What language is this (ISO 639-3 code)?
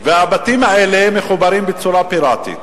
heb